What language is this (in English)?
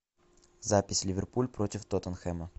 Russian